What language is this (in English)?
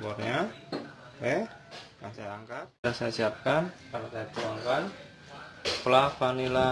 Indonesian